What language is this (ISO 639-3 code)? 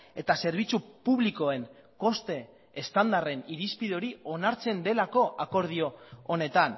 eus